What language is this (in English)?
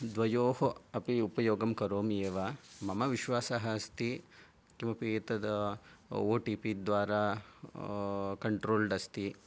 Sanskrit